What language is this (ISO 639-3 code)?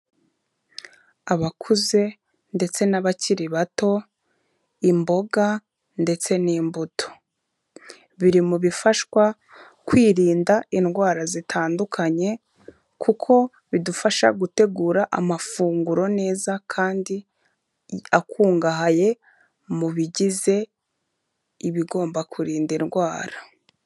kin